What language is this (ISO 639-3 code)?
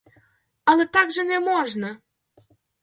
ukr